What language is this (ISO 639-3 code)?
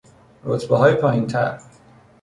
fas